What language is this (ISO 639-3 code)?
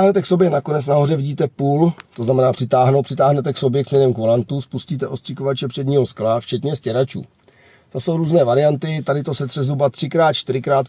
ces